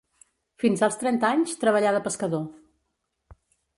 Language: Catalan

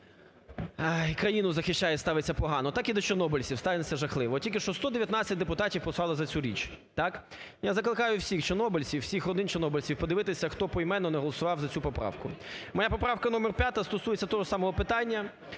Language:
Ukrainian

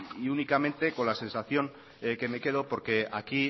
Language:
Spanish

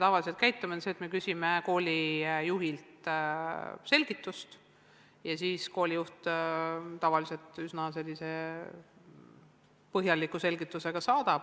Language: Estonian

